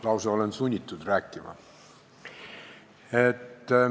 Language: Estonian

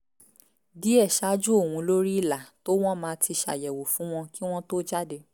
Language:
Yoruba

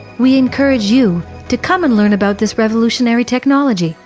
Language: English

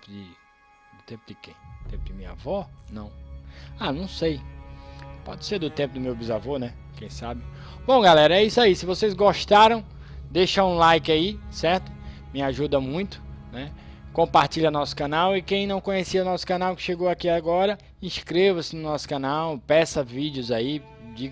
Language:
Portuguese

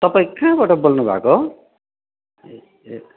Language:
Nepali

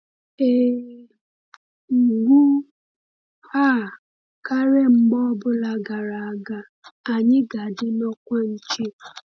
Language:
Igbo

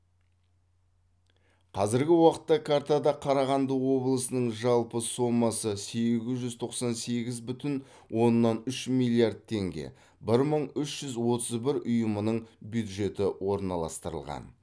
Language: Kazakh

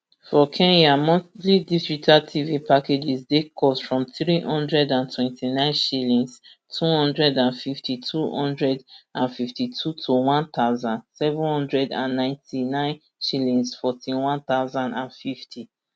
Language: Nigerian Pidgin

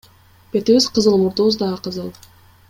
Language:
Kyrgyz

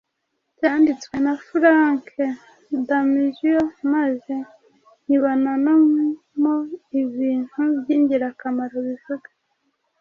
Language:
Kinyarwanda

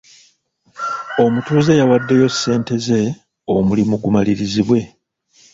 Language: Ganda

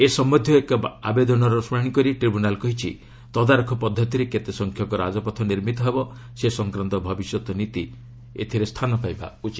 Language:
Odia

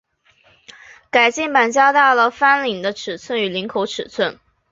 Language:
Chinese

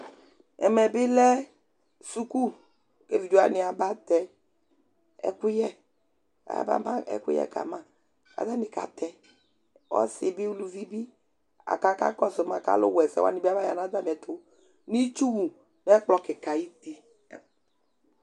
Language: Ikposo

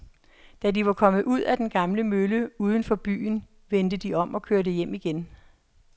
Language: Danish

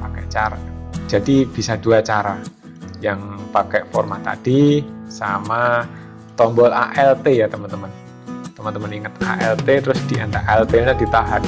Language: Indonesian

